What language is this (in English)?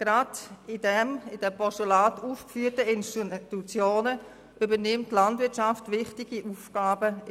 Swiss German